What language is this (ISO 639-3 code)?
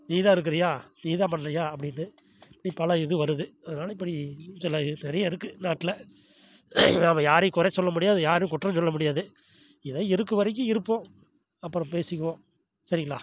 tam